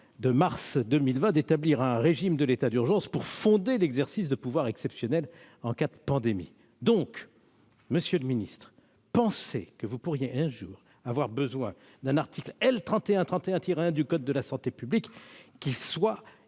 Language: French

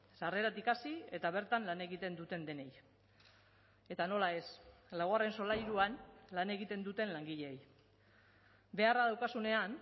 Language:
Basque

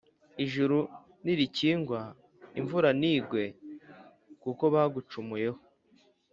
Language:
Kinyarwanda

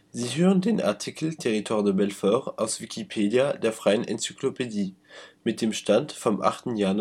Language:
German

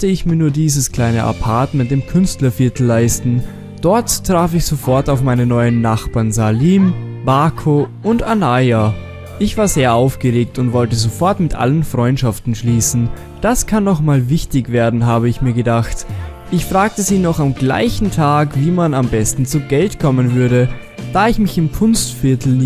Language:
German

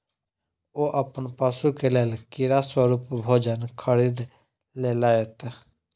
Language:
Maithili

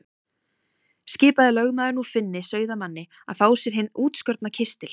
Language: Icelandic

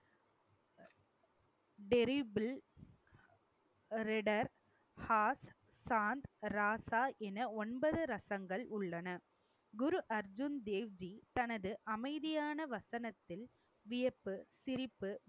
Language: Tamil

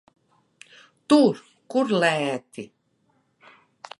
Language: Latvian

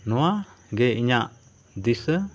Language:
Santali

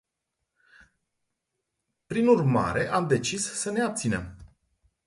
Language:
Romanian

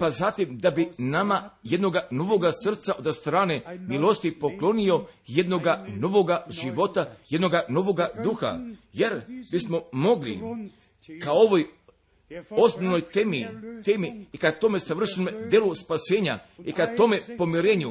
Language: Croatian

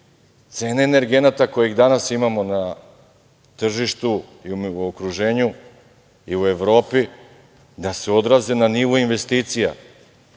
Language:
Serbian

